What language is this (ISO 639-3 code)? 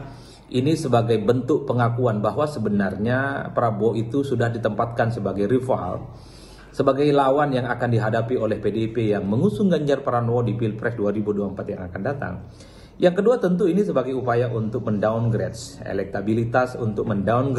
ind